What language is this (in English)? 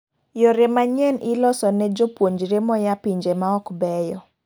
Luo (Kenya and Tanzania)